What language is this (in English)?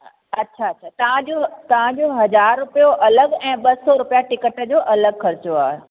Sindhi